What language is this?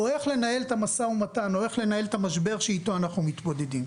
Hebrew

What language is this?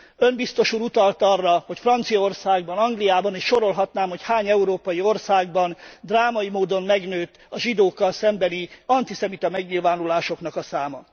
Hungarian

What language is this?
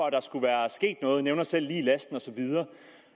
Danish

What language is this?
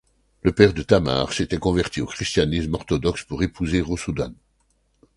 French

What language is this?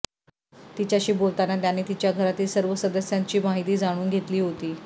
Marathi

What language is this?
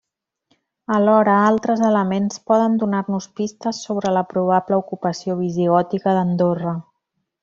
Catalan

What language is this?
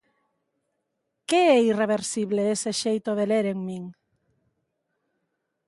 Galician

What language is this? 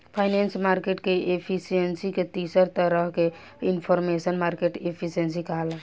Bhojpuri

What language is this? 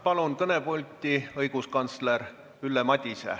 Estonian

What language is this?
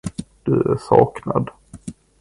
Swedish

